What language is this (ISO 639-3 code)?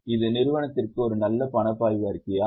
tam